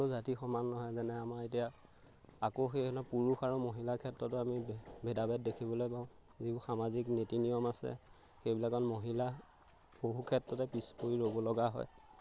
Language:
Assamese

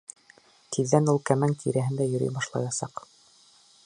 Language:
Bashkir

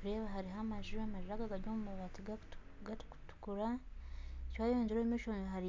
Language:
Nyankole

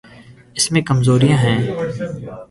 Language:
Urdu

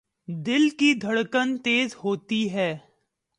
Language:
Urdu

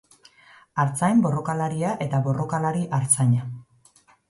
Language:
Basque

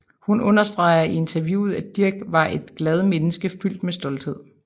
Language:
Danish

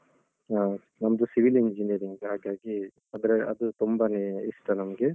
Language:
Kannada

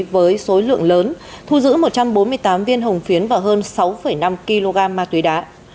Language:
Vietnamese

